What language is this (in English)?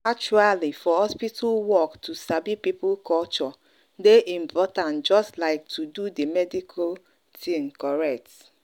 Nigerian Pidgin